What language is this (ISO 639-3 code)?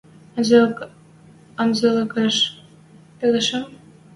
mrj